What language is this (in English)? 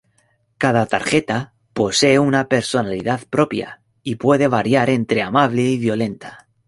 Spanish